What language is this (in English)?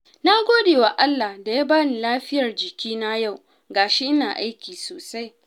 Hausa